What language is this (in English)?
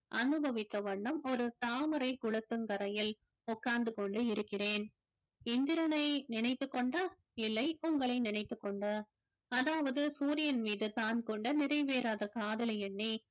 Tamil